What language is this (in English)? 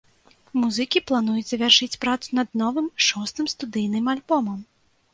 Belarusian